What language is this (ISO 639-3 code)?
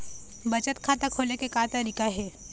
hne